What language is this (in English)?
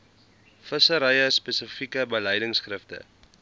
Afrikaans